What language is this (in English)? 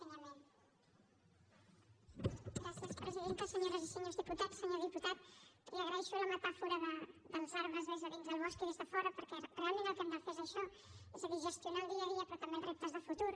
Catalan